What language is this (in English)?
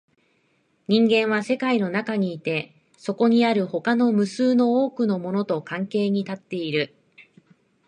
Japanese